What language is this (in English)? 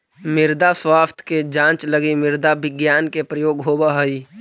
Magahi